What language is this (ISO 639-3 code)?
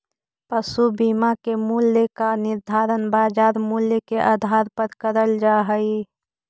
mag